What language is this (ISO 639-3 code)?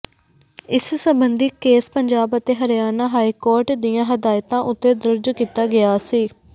pan